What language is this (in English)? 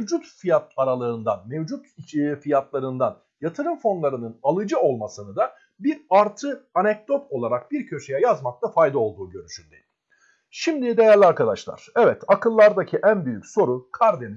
Turkish